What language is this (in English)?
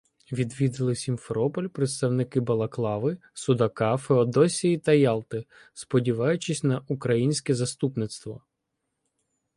Ukrainian